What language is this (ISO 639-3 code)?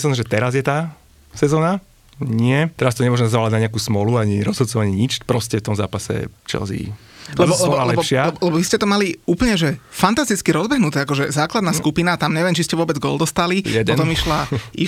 slk